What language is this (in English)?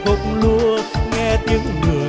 Vietnamese